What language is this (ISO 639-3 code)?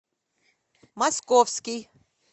rus